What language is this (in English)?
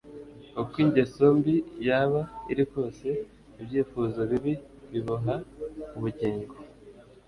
Kinyarwanda